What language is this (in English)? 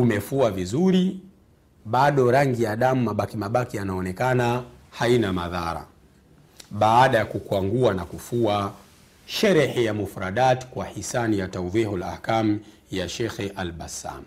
Swahili